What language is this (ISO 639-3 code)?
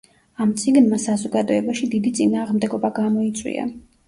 kat